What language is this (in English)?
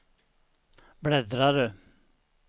Swedish